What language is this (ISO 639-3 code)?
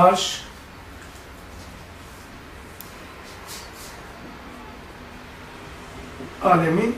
tur